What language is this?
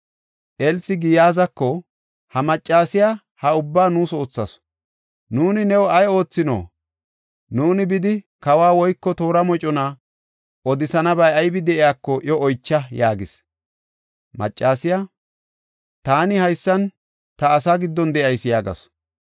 Gofa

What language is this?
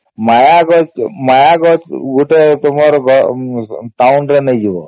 Odia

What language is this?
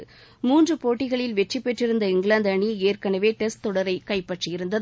Tamil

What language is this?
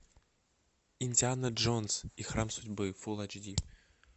Russian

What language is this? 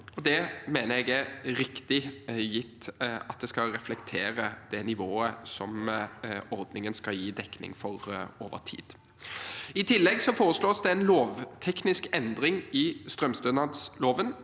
Norwegian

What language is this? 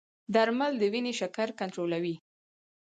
Pashto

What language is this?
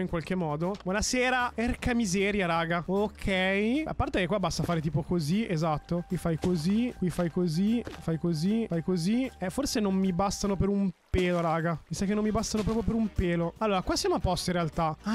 Italian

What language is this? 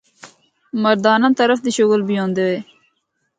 Northern Hindko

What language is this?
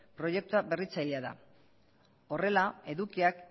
Basque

